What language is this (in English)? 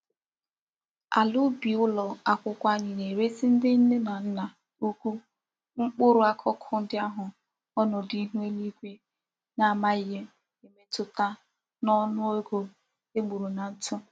Igbo